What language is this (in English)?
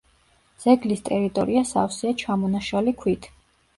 Georgian